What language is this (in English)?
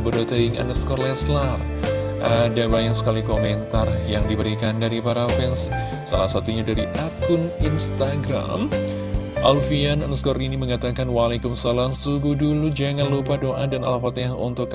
Indonesian